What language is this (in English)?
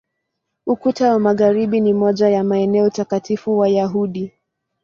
Swahili